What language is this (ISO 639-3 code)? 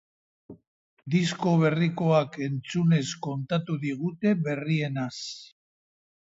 eus